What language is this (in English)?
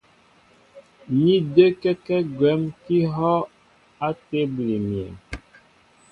Mbo (Cameroon)